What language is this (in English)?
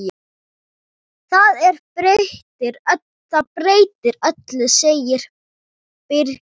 Icelandic